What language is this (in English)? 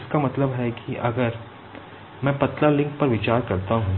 Hindi